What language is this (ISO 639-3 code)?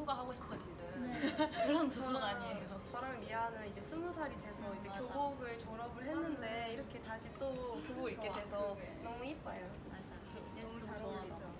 kor